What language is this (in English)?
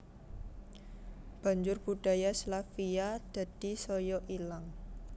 Javanese